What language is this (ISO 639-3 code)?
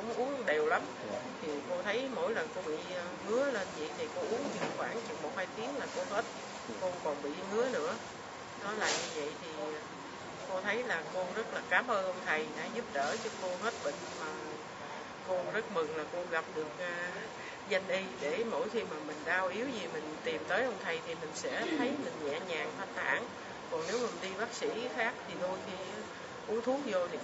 vie